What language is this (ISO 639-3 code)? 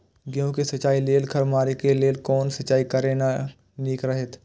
mai